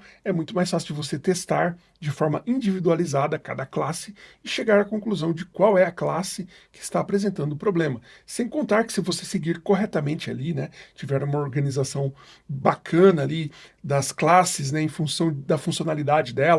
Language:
Portuguese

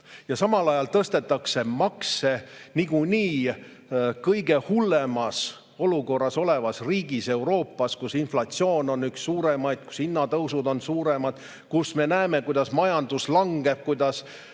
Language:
Estonian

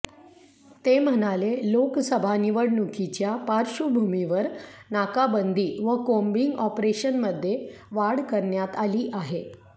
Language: Marathi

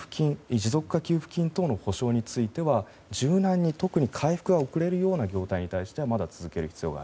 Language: Japanese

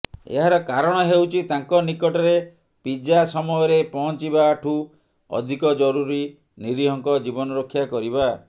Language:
Odia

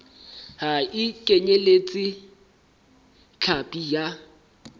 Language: Southern Sotho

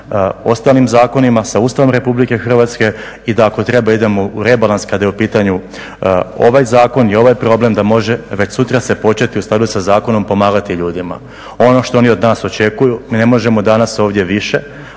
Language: Croatian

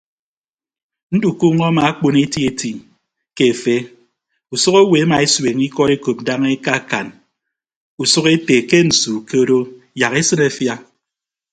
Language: Ibibio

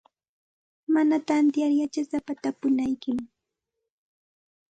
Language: Santa Ana de Tusi Pasco Quechua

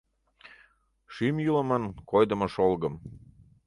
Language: Mari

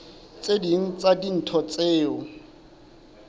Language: Southern Sotho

